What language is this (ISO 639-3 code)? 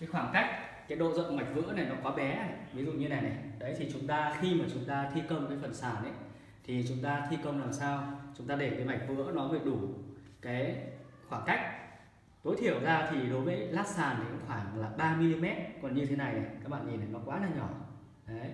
vie